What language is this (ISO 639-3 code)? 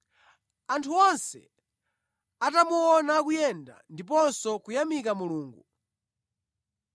nya